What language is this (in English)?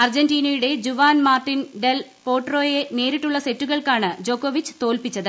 Malayalam